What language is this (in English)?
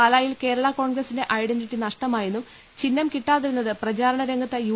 Malayalam